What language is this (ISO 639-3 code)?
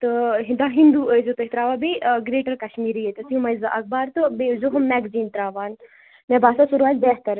kas